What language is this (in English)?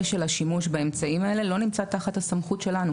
Hebrew